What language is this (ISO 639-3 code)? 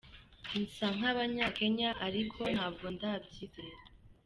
kin